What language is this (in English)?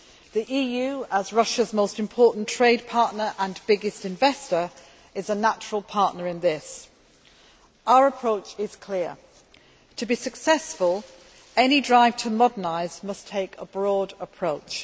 English